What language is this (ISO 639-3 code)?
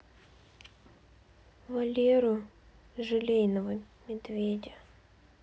rus